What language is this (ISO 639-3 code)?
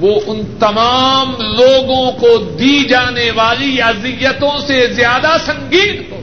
urd